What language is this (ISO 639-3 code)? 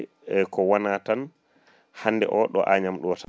ful